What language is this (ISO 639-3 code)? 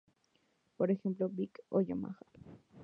spa